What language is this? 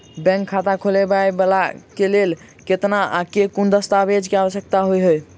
Maithili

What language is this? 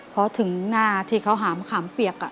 Thai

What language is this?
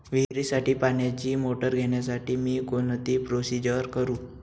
Marathi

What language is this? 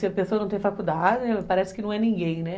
Portuguese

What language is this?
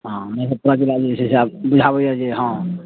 Maithili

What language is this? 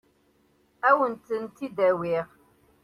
Kabyle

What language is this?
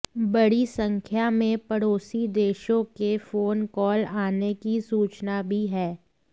Hindi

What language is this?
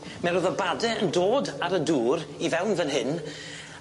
Welsh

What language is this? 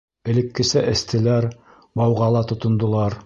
Bashkir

